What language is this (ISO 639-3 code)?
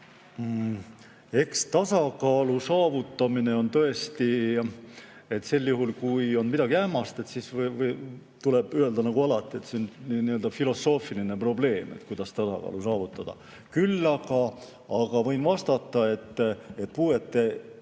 est